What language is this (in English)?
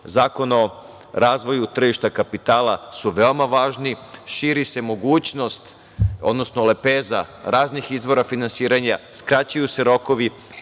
Serbian